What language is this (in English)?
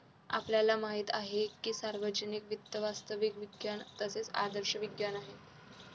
Marathi